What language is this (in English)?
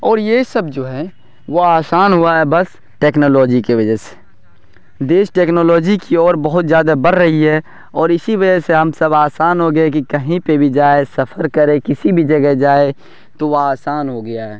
Urdu